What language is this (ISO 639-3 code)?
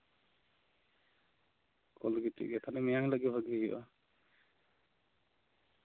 sat